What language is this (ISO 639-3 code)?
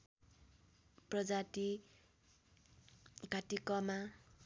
nep